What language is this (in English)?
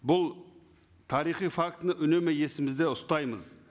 Kazakh